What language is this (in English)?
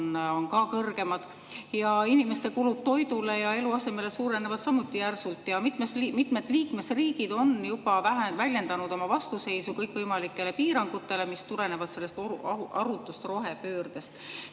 Estonian